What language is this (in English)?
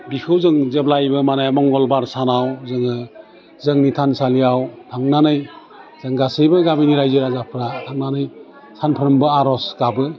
Bodo